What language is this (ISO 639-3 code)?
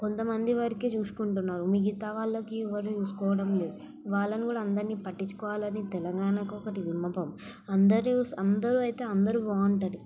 tel